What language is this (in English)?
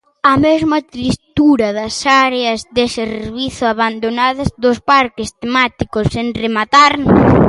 Galician